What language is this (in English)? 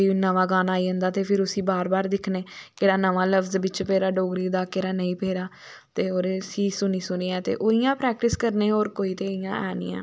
Dogri